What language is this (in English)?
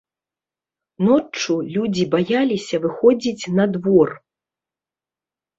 Belarusian